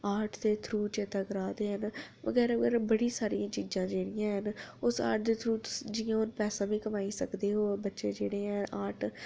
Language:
Dogri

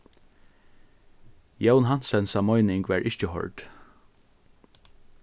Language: Faroese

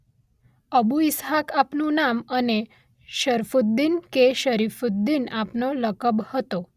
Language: Gujarati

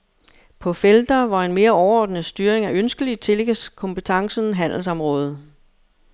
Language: Danish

